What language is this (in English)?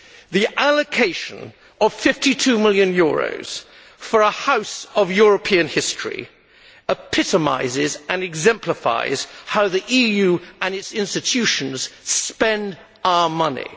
English